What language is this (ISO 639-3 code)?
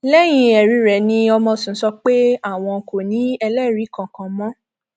yor